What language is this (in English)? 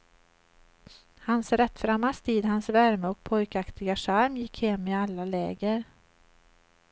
Swedish